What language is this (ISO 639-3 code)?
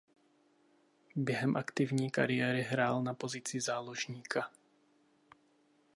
ces